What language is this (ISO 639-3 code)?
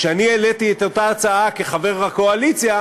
heb